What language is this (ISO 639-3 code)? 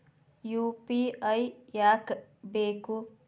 kan